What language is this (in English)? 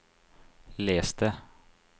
Norwegian